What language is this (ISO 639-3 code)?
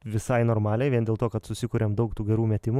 lit